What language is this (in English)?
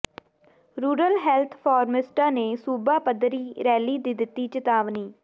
Punjabi